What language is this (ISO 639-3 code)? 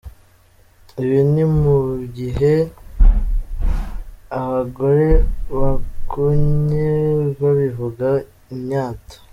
kin